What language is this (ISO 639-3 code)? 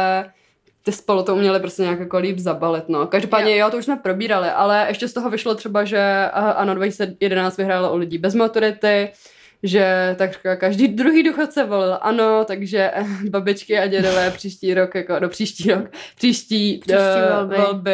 ces